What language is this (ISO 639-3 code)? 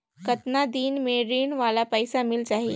hne